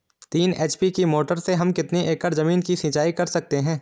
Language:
Hindi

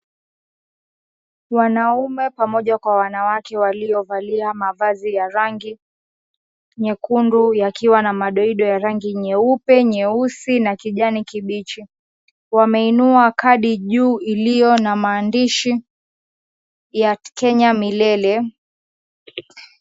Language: Swahili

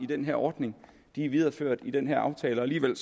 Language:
Danish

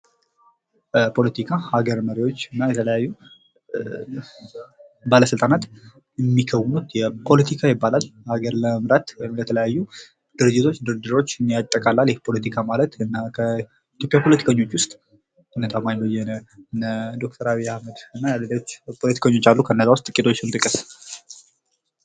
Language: Amharic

